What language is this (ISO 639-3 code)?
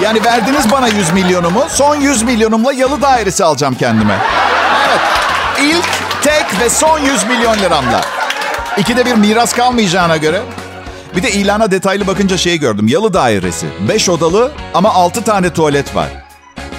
tur